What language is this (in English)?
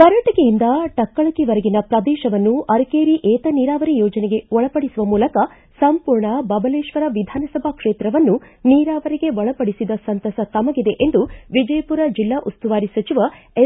Kannada